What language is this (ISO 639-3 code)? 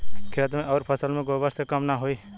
bho